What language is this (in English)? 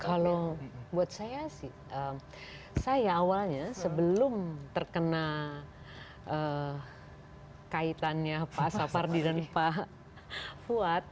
Indonesian